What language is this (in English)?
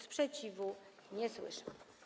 Polish